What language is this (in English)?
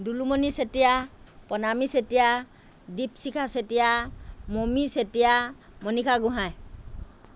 Assamese